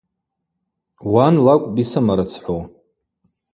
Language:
Abaza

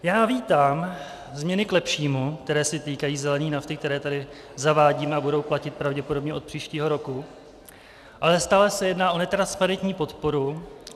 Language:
Czech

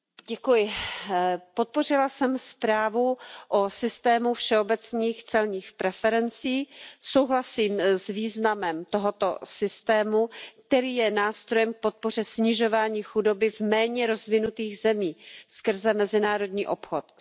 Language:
Czech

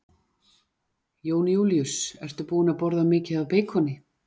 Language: Icelandic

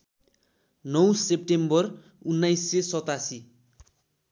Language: Nepali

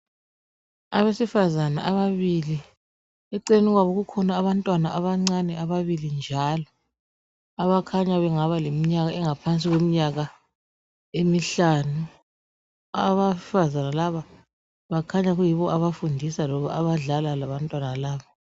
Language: North Ndebele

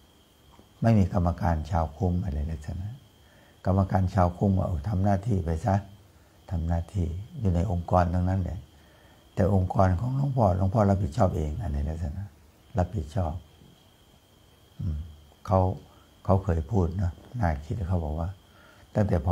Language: Thai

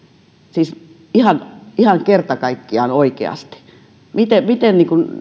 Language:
Finnish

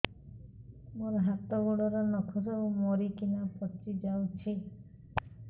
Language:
Odia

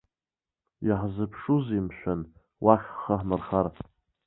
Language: Abkhazian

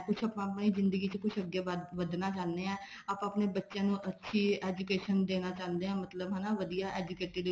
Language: Punjabi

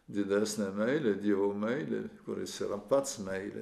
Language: Lithuanian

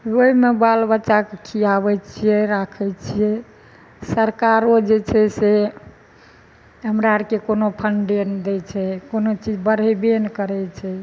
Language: Maithili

